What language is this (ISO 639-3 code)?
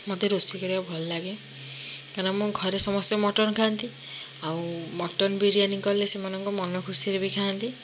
ori